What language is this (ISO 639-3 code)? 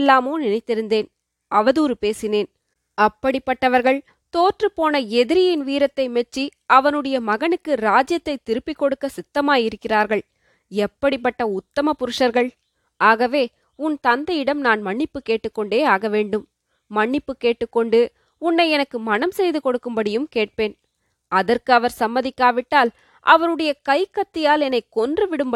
tam